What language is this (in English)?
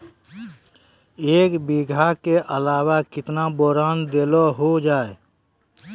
Maithili